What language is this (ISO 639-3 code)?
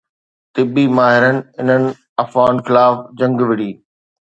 snd